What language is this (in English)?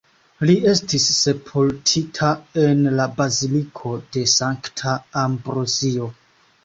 Esperanto